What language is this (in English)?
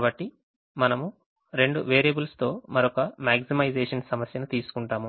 Telugu